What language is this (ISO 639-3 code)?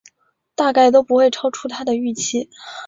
zho